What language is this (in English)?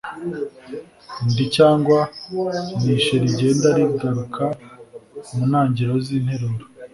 Kinyarwanda